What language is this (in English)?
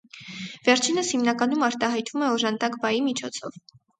Armenian